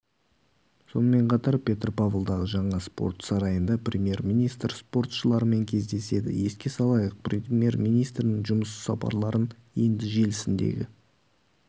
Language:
Kazakh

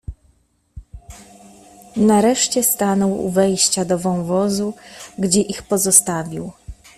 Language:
Polish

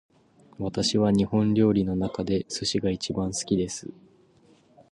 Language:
Japanese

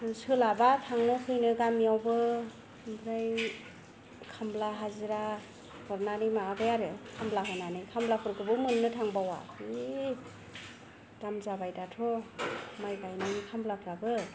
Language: Bodo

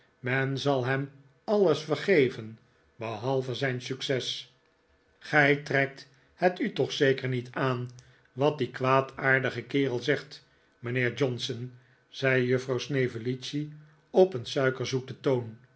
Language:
Dutch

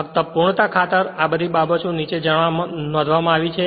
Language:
Gujarati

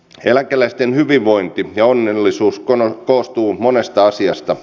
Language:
Finnish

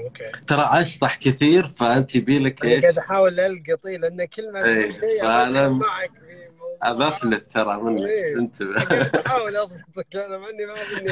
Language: Arabic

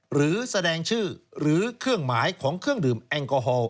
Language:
Thai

